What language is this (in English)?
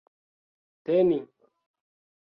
Esperanto